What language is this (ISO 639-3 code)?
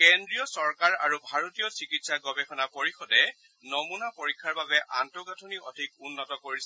asm